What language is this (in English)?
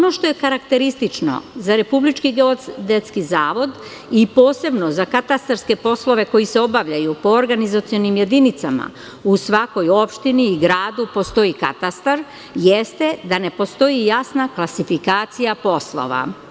Serbian